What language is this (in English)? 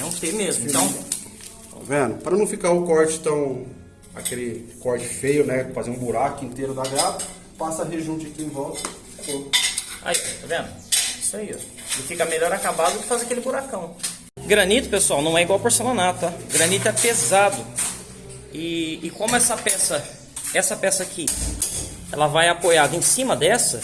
Portuguese